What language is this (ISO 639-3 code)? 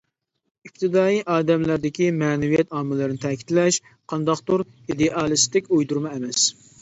uig